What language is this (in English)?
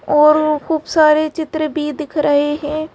Hindi